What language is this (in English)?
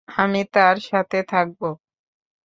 Bangla